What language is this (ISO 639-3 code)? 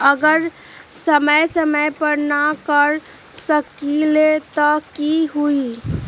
mag